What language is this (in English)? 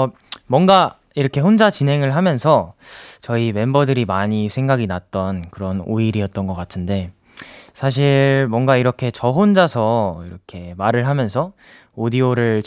Korean